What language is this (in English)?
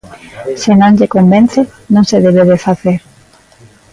Galician